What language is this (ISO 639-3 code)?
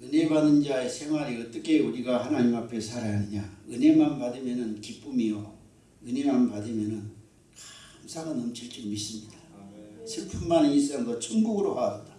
kor